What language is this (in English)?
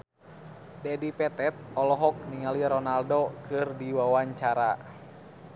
Sundanese